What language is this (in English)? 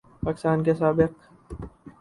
Urdu